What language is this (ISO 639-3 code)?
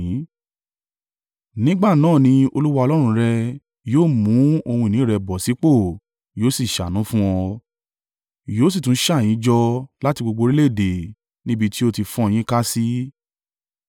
yor